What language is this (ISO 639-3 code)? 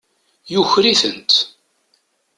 kab